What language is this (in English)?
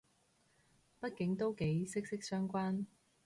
Cantonese